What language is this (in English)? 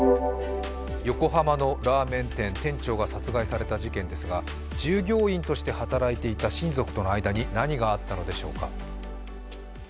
Japanese